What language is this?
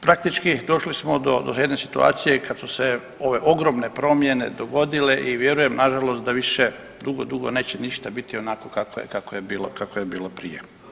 Croatian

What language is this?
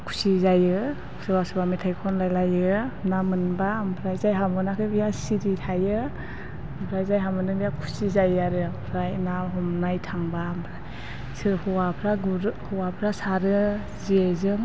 Bodo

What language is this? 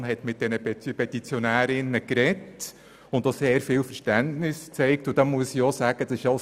Swiss German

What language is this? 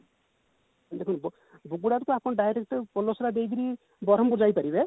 Odia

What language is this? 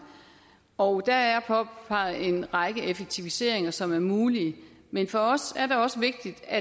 Danish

